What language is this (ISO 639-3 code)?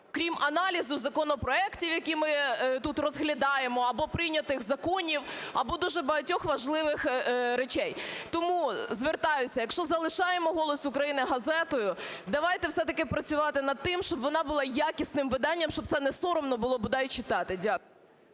ukr